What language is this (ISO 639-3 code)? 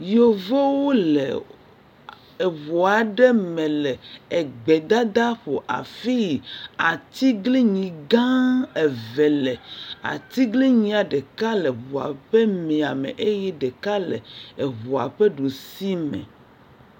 ewe